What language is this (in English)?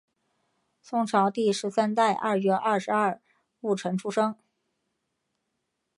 Chinese